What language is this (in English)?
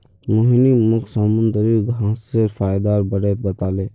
Magahi